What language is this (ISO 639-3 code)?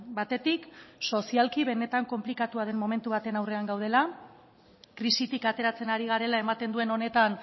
eus